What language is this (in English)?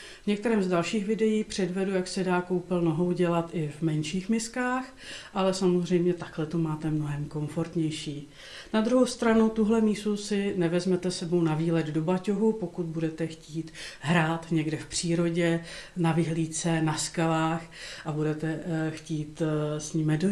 Czech